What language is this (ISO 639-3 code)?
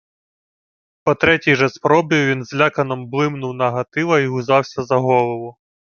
ukr